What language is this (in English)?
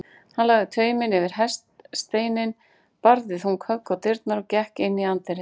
Icelandic